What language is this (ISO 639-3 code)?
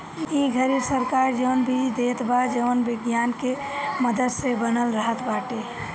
bho